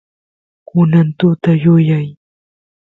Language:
Santiago del Estero Quichua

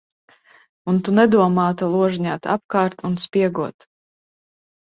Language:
Latvian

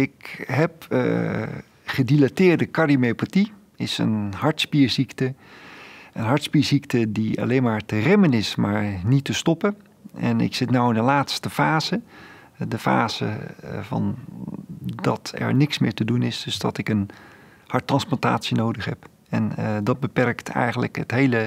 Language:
Dutch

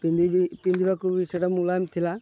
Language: Odia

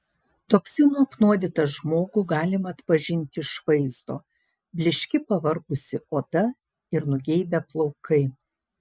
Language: Lithuanian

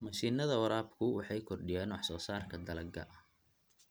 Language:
Somali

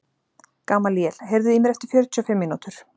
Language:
Icelandic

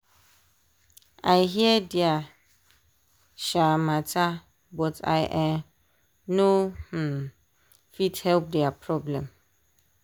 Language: Nigerian Pidgin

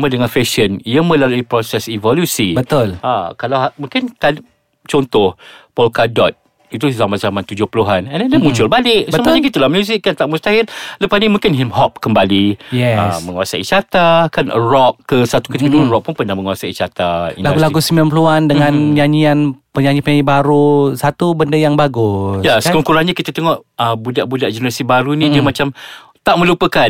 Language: Malay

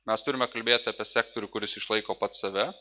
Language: Lithuanian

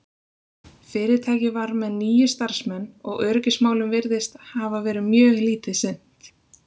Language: Icelandic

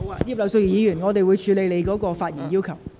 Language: Cantonese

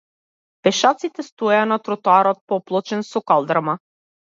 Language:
Macedonian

